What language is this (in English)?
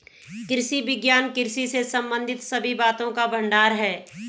Hindi